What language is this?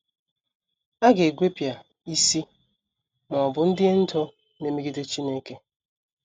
Igbo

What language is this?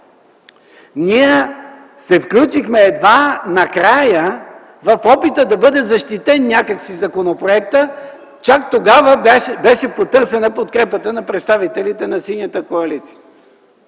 Bulgarian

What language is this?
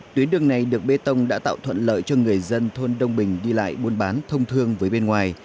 Vietnamese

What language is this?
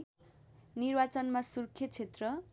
Nepali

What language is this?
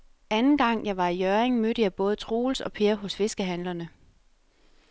Danish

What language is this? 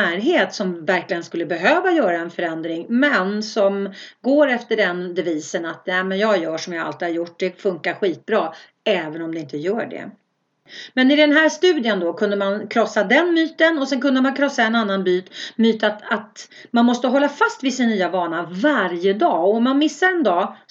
Swedish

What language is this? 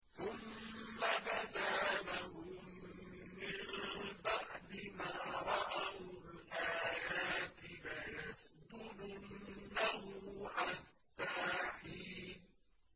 Arabic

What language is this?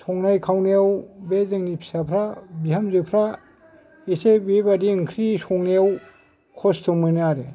Bodo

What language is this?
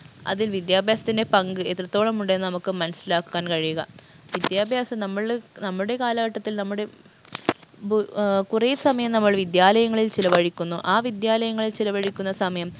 Malayalam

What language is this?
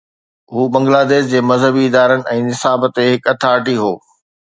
Sindhi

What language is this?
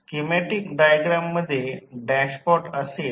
Marathi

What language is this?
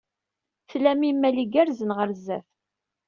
Kabyle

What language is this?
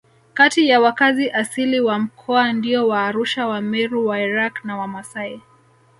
Swahili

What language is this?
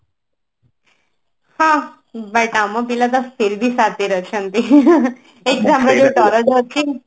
Odia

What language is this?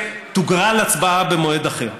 Hebrew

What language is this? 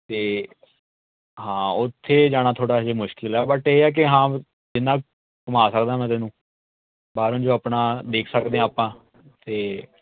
Punjabi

